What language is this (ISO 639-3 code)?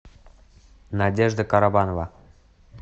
rus